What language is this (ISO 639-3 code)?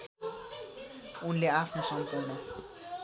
nep